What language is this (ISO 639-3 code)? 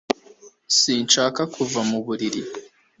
kin